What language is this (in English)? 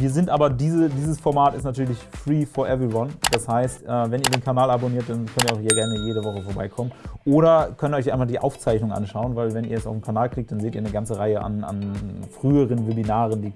German